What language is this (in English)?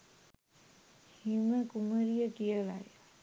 Sinhala